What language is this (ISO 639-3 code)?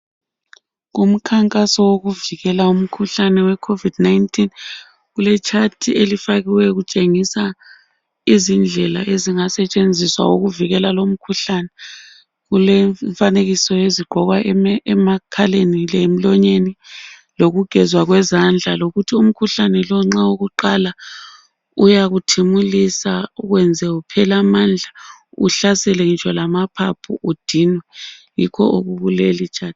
nde